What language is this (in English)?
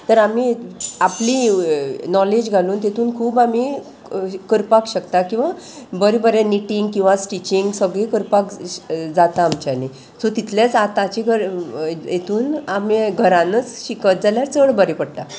Konkani